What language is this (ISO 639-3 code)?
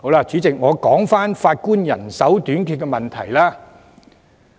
yue